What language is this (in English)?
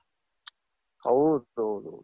Kannada